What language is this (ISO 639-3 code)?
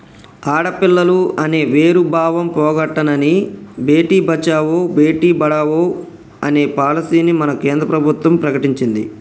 tel